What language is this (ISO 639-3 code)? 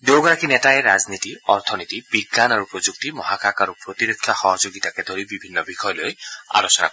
asm